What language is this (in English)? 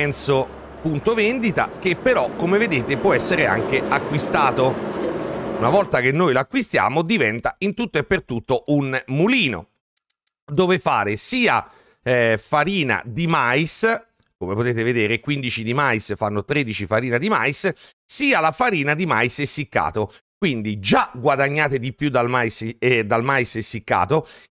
Italian